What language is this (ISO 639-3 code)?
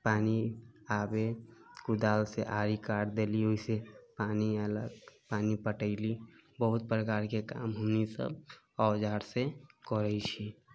mai